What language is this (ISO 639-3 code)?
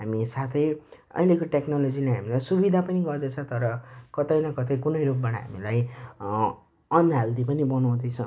nep